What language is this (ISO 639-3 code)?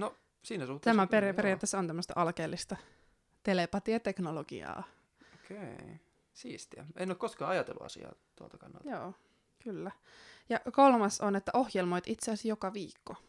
fin